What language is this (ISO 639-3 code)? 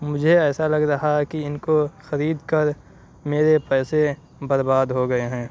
urd